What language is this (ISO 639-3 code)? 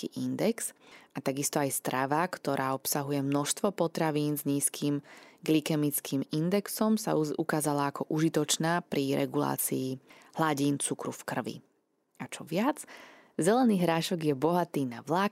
slk